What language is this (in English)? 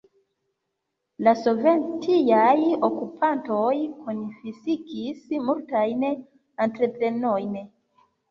Esperanto